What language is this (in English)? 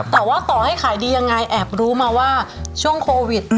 Thai